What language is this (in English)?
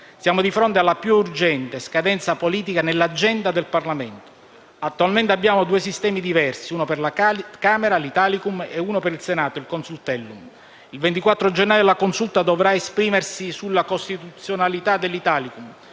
Italian